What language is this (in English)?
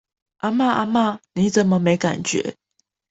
Chinese